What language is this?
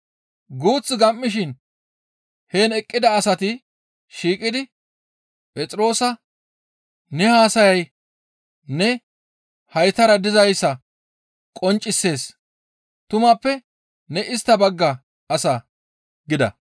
Gamo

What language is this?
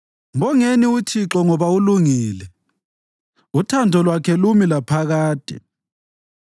North Ndebele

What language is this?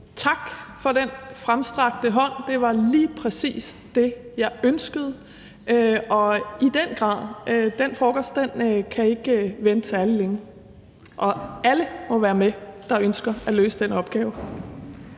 Danish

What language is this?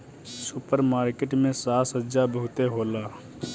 Bhojpuri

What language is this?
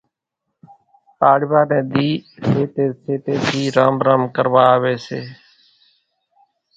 Kachi Koli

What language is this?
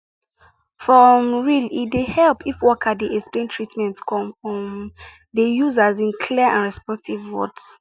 Nigerian Pidgin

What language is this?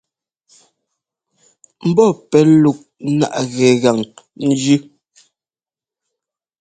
Ngomba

